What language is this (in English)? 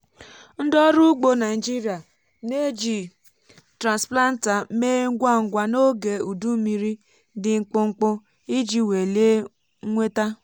Igbo